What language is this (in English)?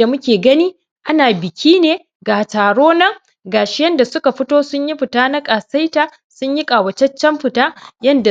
Hausa